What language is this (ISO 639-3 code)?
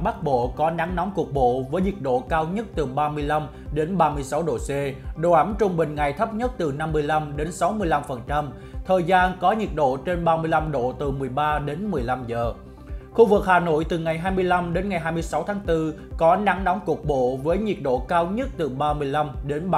vie